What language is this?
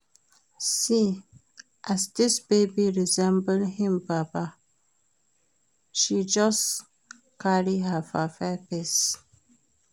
Nigerian Pidgin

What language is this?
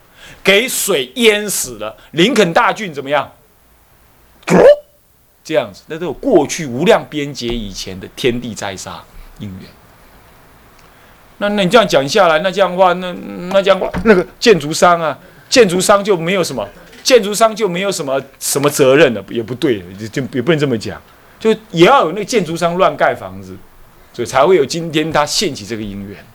Chinese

